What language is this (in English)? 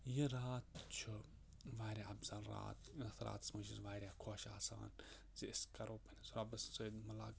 Kashmiri